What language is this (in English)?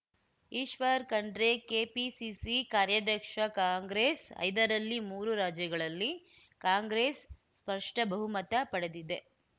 Kannada